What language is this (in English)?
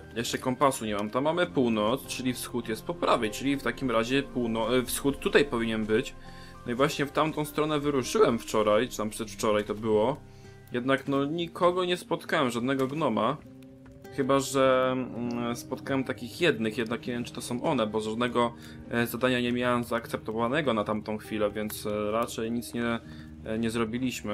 Polish